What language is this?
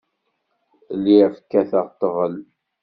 Kabyle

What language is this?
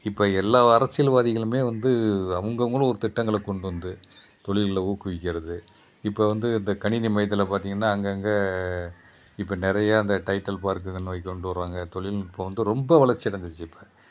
Tamil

